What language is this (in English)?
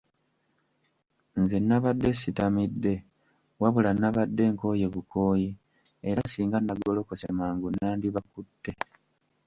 Ganda